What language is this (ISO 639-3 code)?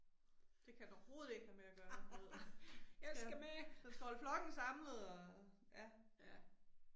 dan